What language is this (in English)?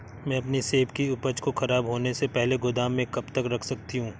Hindi